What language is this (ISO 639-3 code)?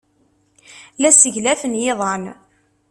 kab